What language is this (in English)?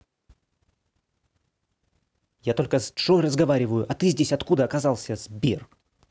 Russian